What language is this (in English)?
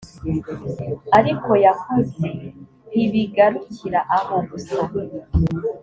Kinyarwanda